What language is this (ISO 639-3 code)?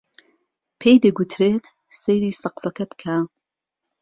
ckb